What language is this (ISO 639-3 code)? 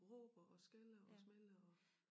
dan